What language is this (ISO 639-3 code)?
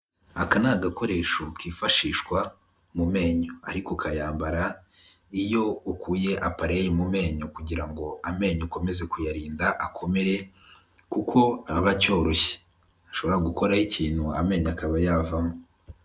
kin